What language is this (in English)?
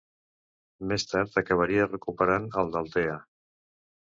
Catalan